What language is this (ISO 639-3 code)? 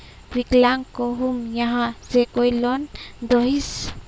mag